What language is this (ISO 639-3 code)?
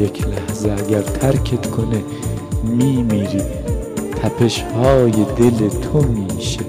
fas